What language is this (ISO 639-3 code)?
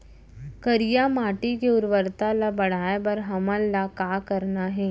hne